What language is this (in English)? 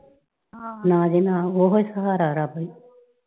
Punjabi